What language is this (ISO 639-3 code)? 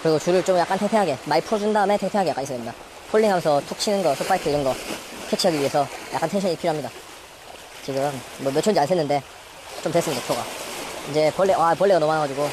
kor